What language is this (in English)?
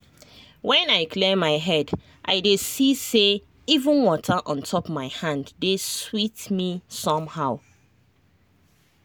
Nigerian Pidgin